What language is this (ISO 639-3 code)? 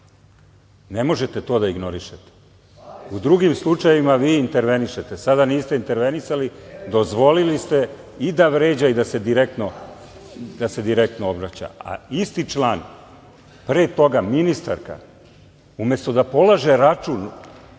srp